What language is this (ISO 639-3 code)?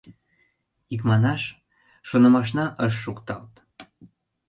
chm